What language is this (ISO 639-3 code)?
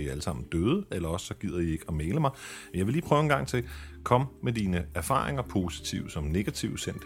dan